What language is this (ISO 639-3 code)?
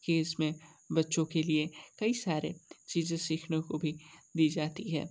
hin